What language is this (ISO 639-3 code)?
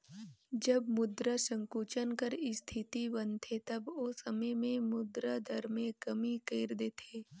hne